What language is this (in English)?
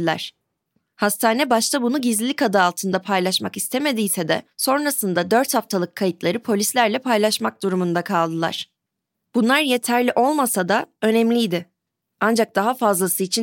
Turkish